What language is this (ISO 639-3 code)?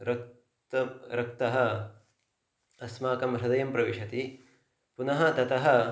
san